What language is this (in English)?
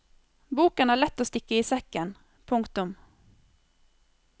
Norwegian